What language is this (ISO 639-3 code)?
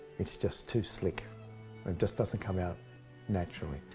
eng